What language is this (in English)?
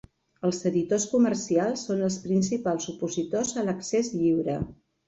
Catalan